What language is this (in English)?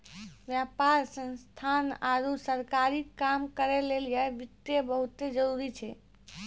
Maithili